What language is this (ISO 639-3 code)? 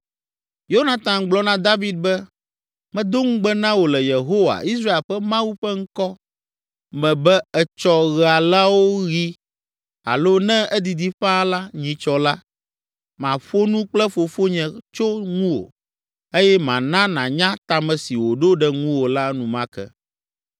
ewe